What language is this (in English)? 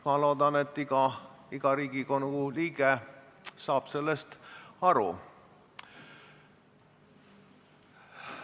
Estonian